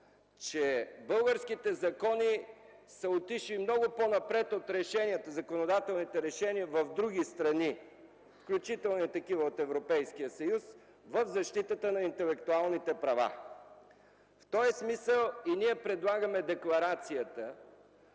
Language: Bulgarian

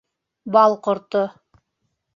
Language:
Bashkir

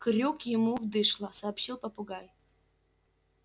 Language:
Russian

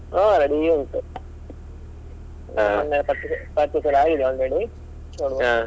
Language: Kannada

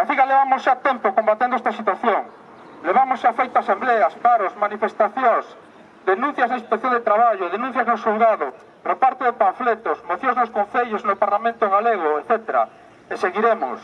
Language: Spanish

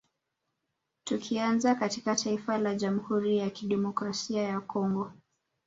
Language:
Swahili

